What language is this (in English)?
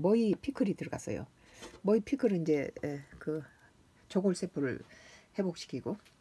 Korean